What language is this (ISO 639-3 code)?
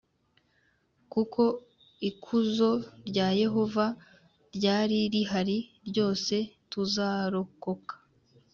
kin